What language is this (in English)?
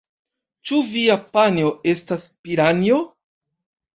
Esperanto